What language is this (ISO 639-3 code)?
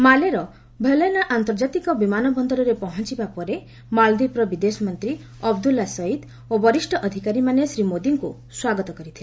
ori